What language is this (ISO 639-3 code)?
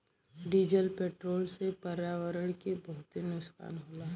bho